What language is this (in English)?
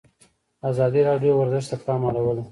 Pashto